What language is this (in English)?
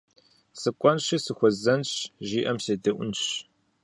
Kabardian